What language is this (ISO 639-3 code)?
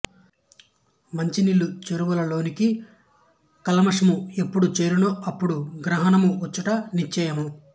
tel